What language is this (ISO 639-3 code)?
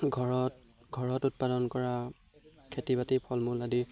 asm